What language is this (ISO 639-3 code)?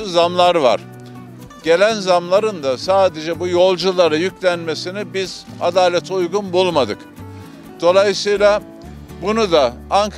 tur